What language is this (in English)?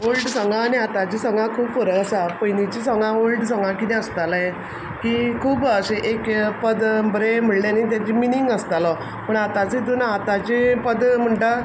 Konkani